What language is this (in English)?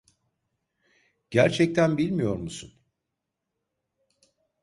Turkish